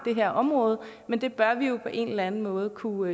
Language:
Danish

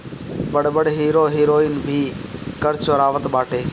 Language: Bhojpuri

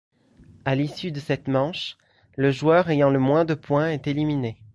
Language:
French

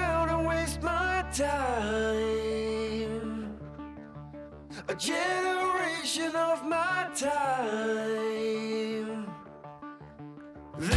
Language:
Dutch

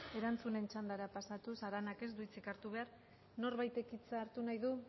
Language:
Basque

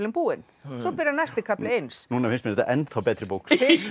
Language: Icelandic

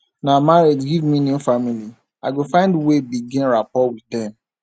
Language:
Nigerian Pidgin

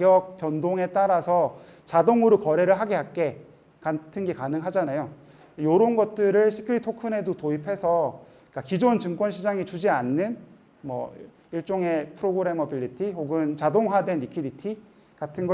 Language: Korean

